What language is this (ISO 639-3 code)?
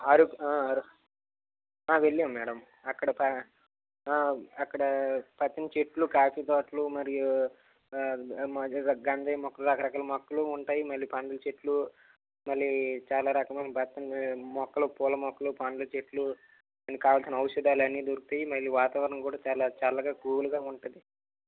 tel